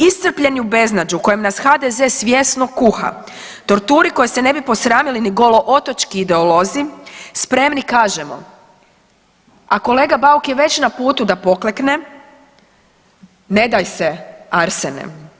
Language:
Croatian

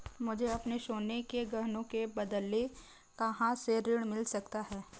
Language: Hindi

